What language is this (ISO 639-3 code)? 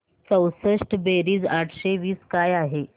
mar